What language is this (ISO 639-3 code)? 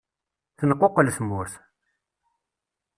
kab